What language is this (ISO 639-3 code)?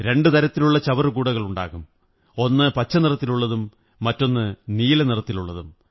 mal